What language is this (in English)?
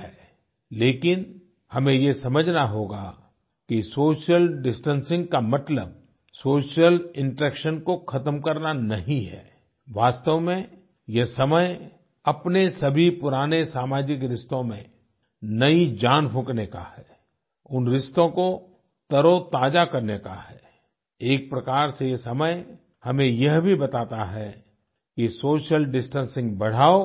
Hindi